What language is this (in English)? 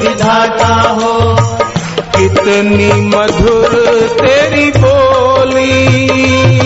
Hindi